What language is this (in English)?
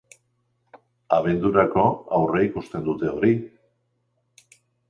Basque